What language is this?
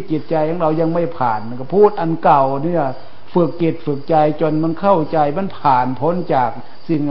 Thai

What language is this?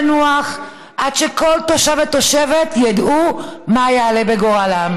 Hebrew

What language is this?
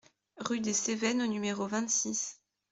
French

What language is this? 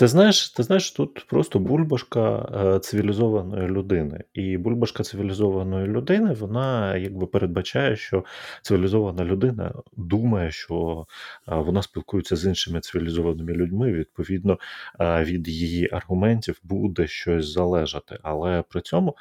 Ukrainian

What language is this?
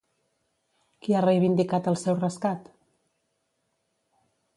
Catalan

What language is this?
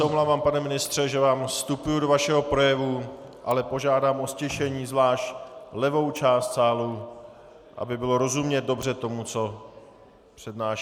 Czech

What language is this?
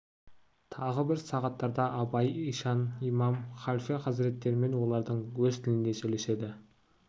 Kazakh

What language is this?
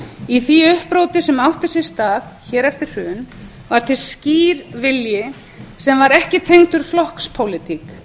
Icelandic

